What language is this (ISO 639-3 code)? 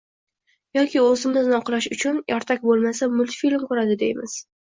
uzb